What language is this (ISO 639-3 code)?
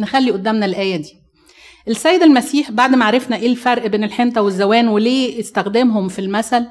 ara